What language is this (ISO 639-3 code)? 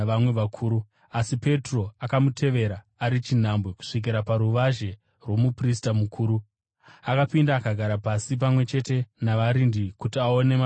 sna